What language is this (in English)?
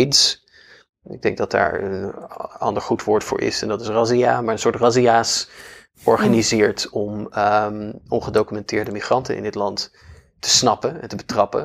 Dutch